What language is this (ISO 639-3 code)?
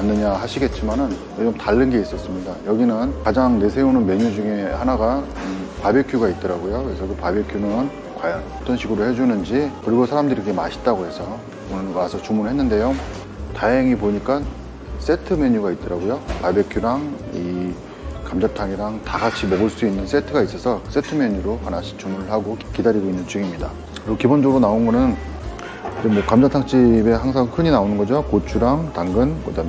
kor